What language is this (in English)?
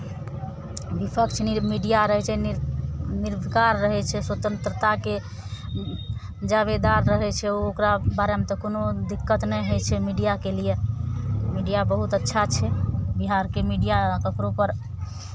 Maithili